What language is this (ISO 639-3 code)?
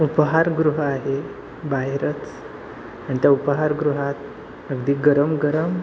mar